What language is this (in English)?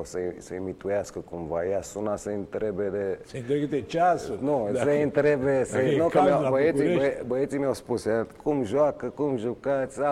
Romanian